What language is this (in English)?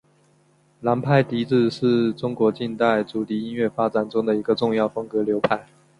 Chinese